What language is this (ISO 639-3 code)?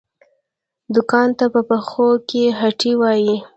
pus